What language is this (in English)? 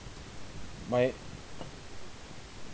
English